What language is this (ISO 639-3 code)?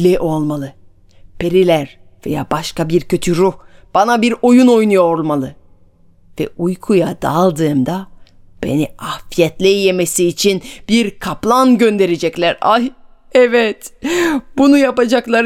tur